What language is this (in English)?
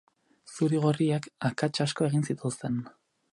Basque